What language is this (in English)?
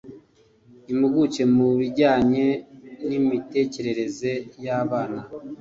Kinyarwanda